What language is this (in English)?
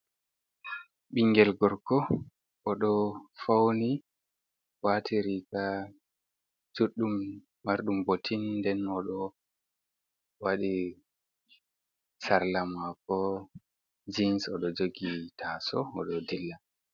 Fula